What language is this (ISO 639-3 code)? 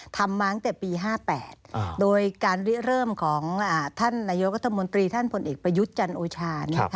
tha